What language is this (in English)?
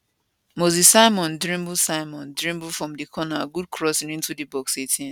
Nigerian Pidgin